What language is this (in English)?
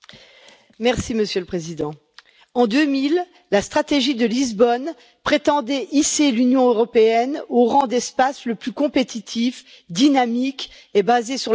French